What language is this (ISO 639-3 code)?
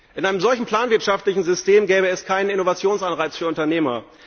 deu